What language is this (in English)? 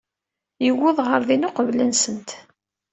Kabyle